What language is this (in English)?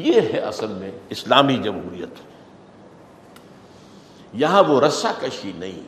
Urdu